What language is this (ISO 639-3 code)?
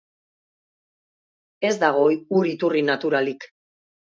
eus